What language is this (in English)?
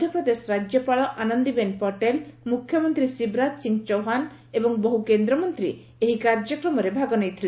Odia